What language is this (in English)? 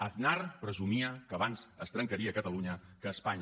Catalan